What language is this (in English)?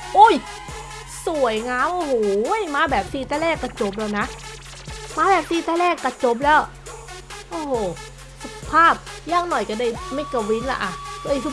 Thai